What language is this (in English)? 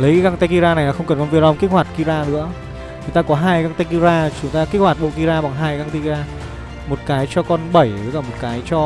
Vietnamese